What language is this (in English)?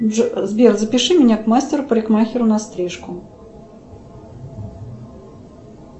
Russian